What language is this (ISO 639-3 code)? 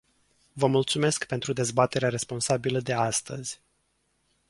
ron